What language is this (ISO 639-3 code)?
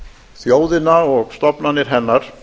isl